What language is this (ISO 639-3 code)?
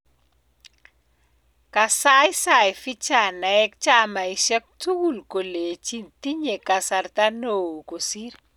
kln